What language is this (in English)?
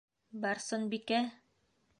Bashkir